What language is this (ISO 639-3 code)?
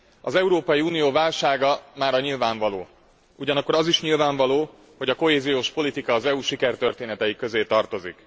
hun